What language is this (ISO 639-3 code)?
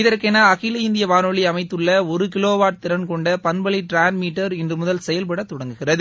tam